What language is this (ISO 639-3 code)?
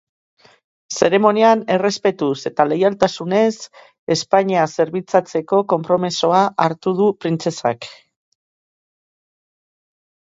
eus